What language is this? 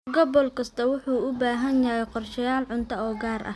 Somali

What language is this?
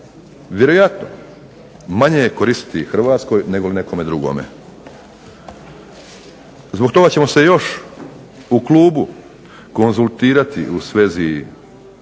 Croatian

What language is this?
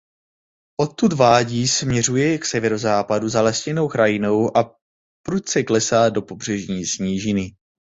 Czech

